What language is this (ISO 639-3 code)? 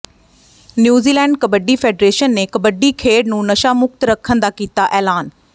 pan